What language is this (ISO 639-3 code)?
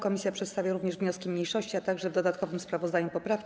pol